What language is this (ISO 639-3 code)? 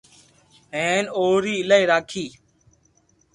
lrk